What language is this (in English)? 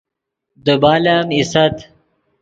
Yidgha